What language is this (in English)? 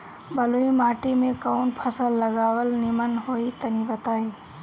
Bhojpuri